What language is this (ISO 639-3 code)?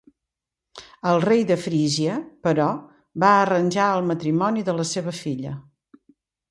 cat